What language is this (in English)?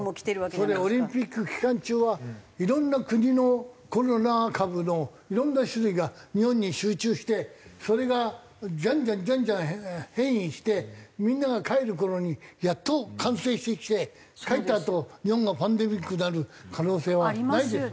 Japanese